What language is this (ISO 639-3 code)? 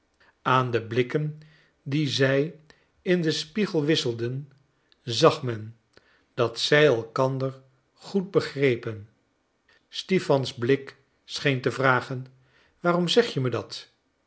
nld